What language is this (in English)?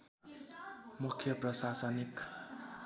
Nepali